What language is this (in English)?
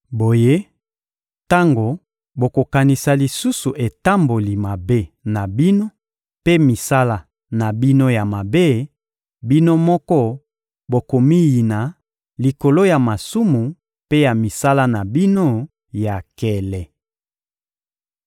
Lingala